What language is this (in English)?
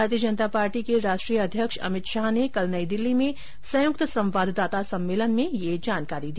Hindi